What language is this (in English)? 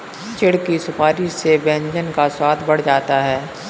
Hindi